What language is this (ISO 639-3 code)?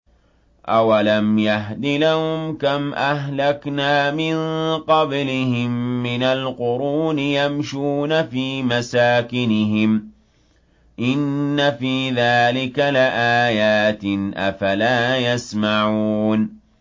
ara